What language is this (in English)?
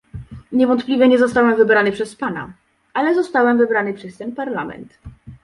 Polish